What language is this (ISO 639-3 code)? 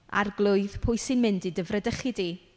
cym